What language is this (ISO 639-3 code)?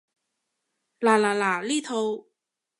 yue